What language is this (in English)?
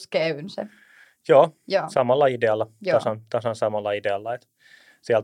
Finnish